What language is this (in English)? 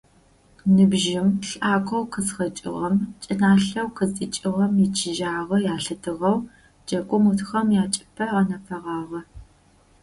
Adyghe